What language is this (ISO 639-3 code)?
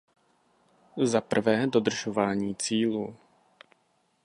ces